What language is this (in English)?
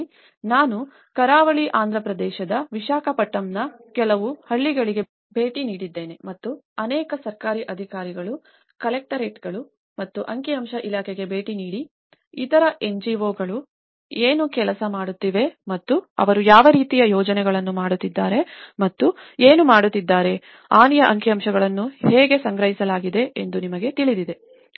Kannada